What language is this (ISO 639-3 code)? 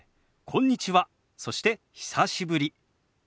jpn